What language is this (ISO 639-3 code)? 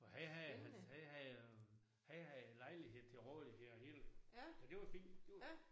dan